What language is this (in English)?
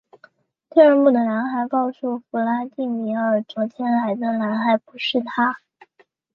Chinese